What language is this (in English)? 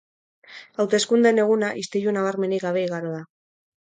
Basque